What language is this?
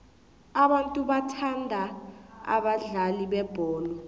South Ndebele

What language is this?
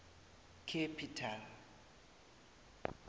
South Ndebele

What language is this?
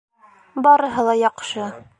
Bashkir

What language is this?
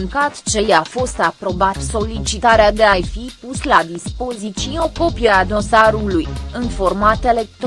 Romanian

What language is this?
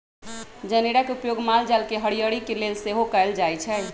Magahi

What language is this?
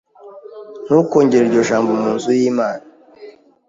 Kinyarwanda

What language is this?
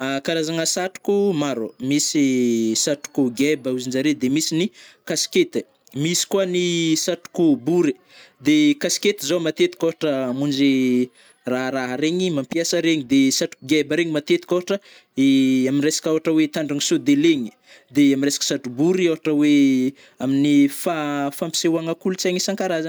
Northern Betsimisaraka Malagasy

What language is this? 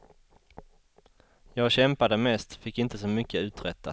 Swedish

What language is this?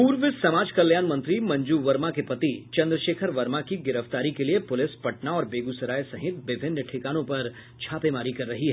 Hindi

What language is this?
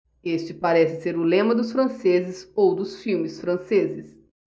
Portuguese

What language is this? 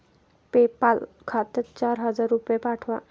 Marathi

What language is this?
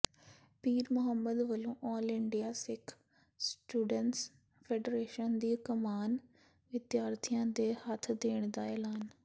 Punjabi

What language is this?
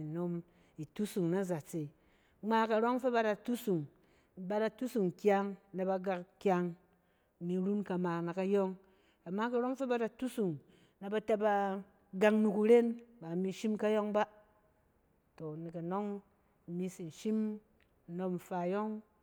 Cen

